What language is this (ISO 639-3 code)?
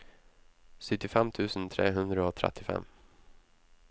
nor